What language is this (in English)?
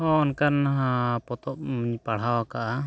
Santali